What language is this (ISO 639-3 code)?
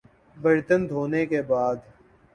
urd